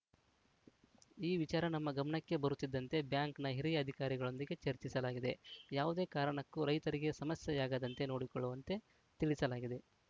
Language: Kannada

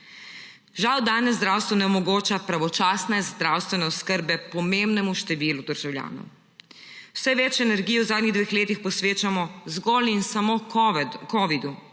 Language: Slovenian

